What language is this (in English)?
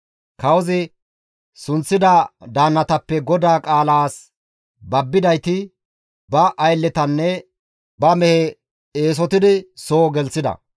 Gamo